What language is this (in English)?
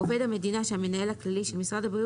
Hebrew